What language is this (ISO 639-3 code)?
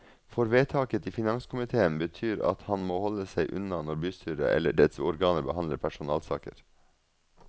nor